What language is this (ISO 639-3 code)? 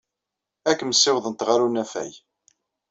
kab